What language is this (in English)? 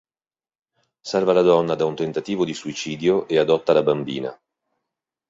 Italian